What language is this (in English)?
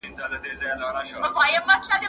Pashto